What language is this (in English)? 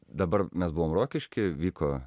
Lithuanian